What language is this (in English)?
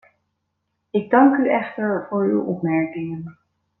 Dutch